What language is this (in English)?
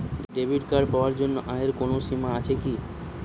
Bangla